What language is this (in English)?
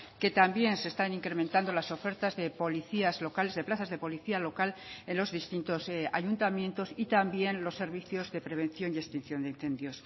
Spanish